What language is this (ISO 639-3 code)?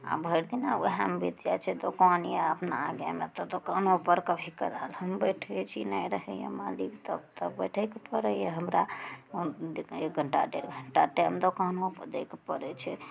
mai